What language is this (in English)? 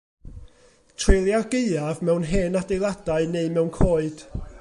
Welsh